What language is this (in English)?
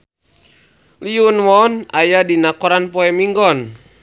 Sundanese